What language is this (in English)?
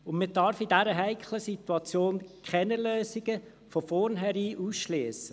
Swiss German